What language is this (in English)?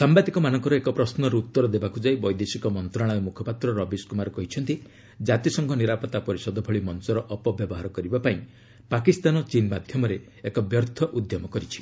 Odia